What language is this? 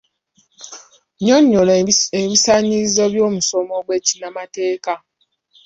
Ganda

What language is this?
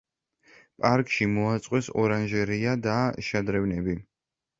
Georgian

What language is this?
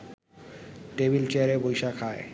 Bangla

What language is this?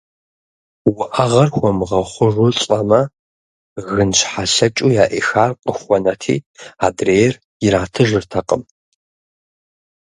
Kabardian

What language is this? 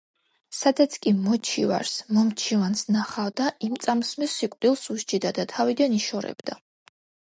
Georgian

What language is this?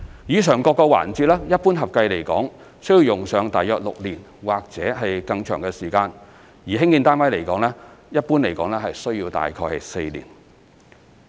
Cantonese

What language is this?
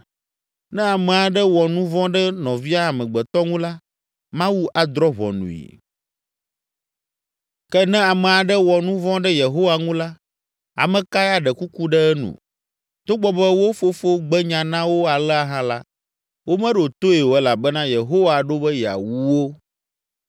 Ewe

